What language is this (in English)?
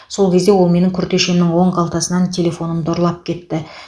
Kazakh